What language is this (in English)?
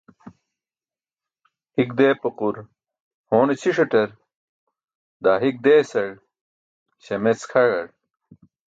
Burushaski